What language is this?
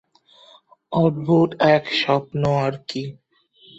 Bangla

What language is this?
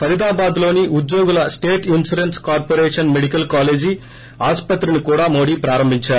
Telugu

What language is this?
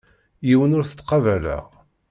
Kabyle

